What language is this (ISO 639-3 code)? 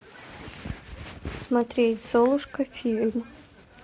rus